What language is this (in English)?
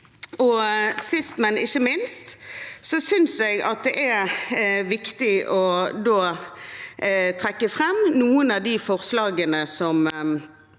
Norwegian